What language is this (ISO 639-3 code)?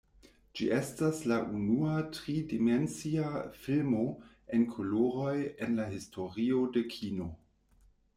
epo